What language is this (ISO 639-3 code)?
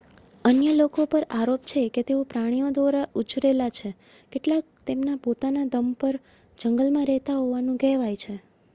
guj